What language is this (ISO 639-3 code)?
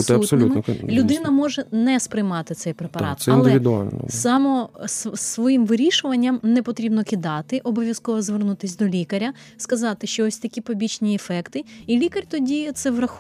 ukr